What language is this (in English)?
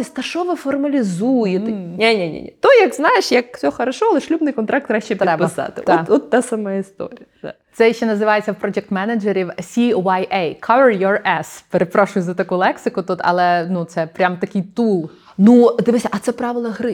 Ukrainian